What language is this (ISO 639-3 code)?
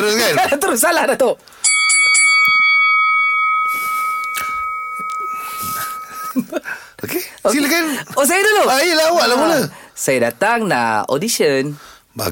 msa